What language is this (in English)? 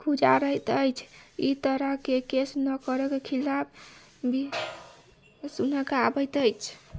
Maithili